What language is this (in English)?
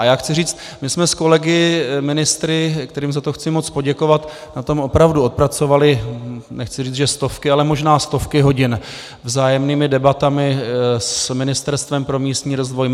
Czech